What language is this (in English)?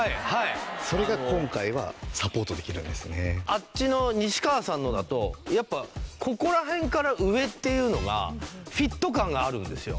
Japanese